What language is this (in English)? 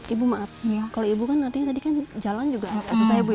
Indonesian